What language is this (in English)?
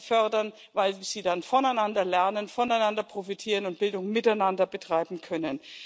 German